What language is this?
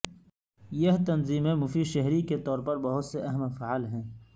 Urdu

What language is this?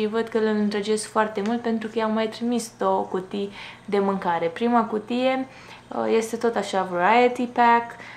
Romanian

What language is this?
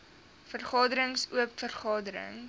Afrikaans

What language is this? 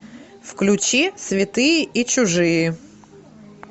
Russian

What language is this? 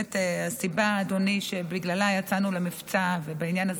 Hebrew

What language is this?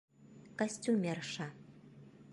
Bashkir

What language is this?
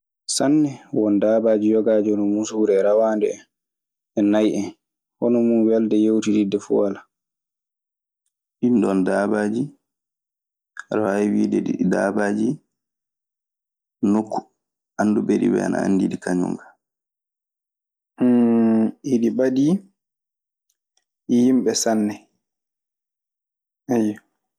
Maasina Fulfulde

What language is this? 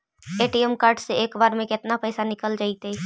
Magahi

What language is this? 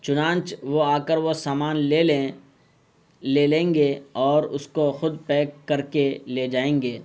Urdu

